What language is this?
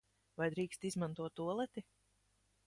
Latvian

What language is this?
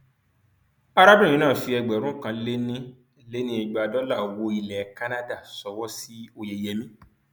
Yoruba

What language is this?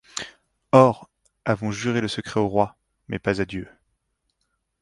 French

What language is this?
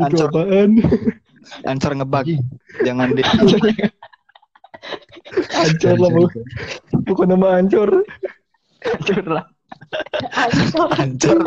Indonesian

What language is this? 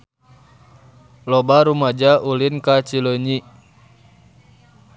Sundanese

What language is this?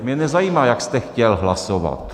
Czech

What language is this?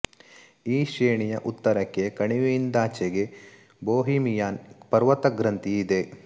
Kannada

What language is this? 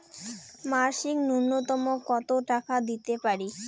Bangla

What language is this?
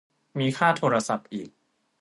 Thai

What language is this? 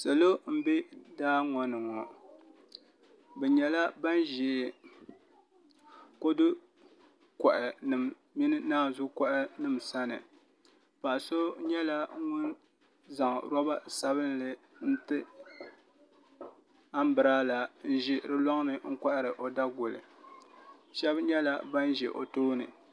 Dagbani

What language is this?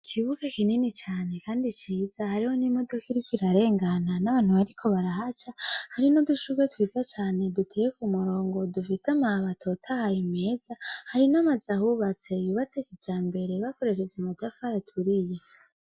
Rundi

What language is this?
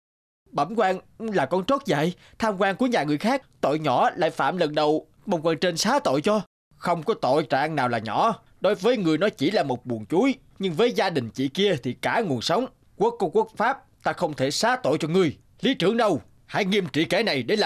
Vietnamese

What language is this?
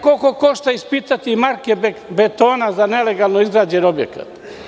Serbian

